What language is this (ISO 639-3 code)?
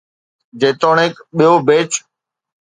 snd